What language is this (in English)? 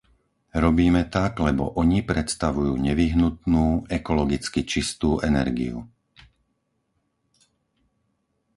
Slovak